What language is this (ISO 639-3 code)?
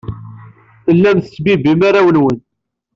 kab